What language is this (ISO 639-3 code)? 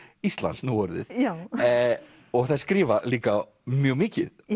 isl